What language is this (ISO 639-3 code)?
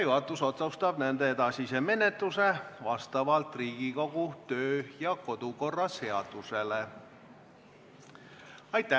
est